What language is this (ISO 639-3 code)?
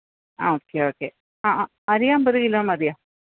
mal